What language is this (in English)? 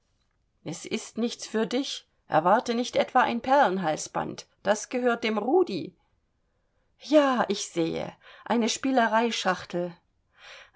German